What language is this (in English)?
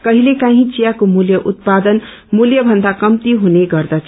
Nepali